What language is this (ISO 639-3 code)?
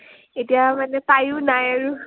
asm